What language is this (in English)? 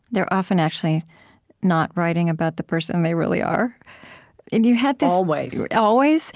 English